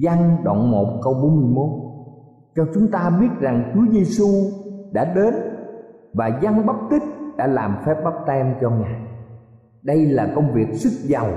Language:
Vietnamese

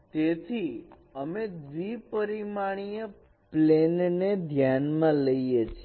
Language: Gujarati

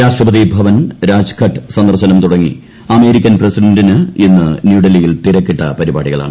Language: Malayalam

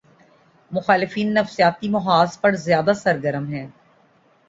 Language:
Urdu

